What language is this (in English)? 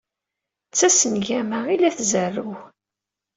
Kabyle